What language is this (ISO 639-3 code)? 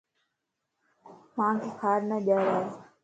lss